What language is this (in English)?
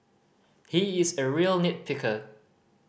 English